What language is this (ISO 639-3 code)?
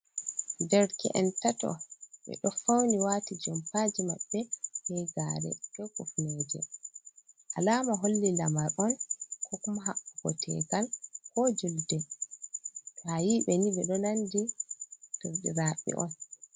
ful